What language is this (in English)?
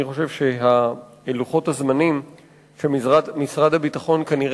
Hebrew